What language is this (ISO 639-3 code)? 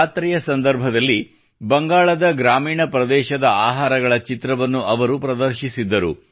kan